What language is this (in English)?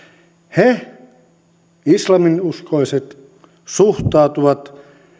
Finnish